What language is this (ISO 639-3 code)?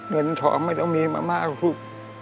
tha